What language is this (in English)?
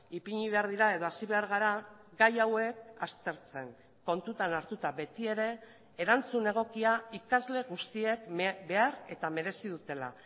Basque